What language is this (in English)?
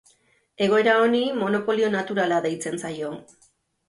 Basque